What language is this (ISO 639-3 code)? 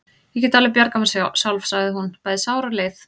isl